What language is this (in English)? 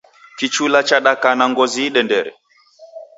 Taita